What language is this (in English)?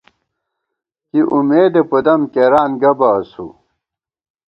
Gawar-Bati